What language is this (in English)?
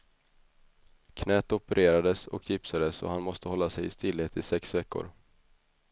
Swedish